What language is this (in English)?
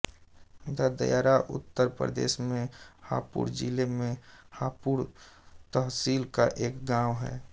Hindi